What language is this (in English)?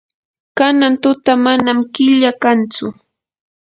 Yanahuanca Pasco Quechua